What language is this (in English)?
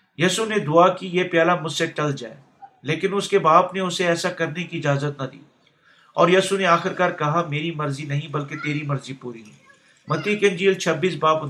Urdu